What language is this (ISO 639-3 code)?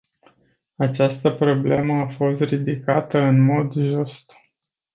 ron